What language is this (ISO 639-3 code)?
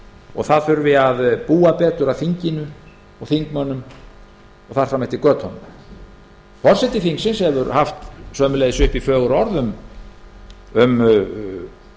isl